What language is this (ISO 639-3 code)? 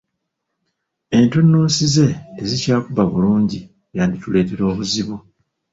lug